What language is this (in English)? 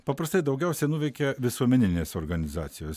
Lithuanian